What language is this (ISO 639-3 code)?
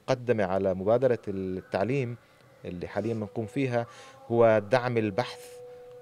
ara